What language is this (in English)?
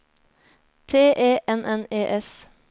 Norwegian